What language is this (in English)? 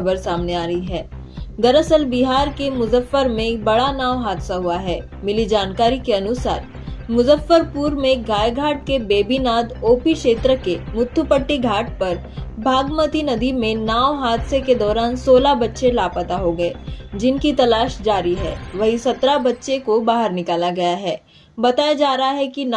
Hindi